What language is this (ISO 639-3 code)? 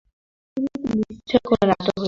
ben